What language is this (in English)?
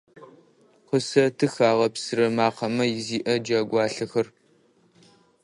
Adyghe